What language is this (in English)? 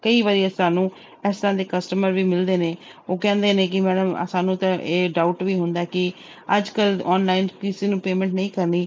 Punjabi